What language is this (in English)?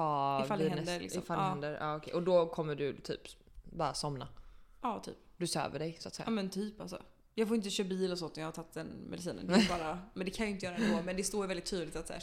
Swedish